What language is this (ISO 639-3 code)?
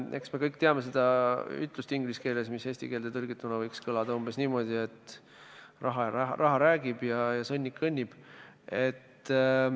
est